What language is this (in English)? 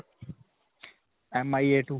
Punjabi